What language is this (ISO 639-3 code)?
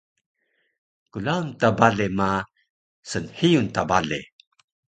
trv